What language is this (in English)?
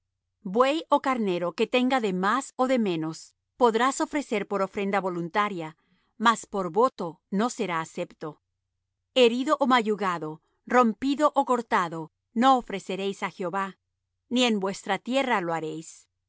Spanish